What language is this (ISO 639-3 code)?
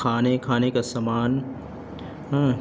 urd